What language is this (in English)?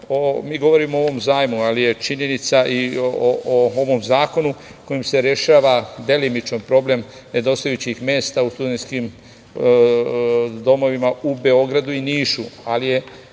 Serbian